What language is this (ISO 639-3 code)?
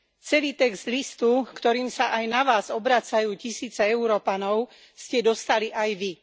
slk